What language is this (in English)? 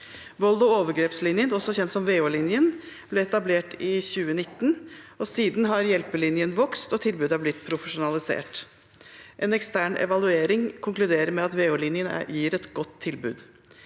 Norwegian